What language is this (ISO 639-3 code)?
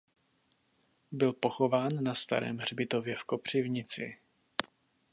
ces